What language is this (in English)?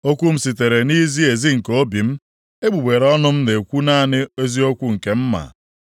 Igbo